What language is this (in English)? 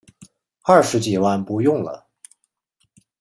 Chinese